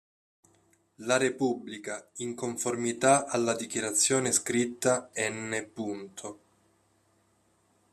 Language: Italian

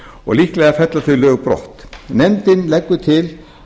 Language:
Icelandic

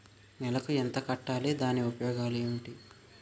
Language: Telugu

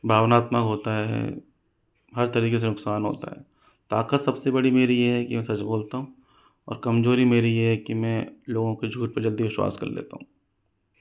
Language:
Hindi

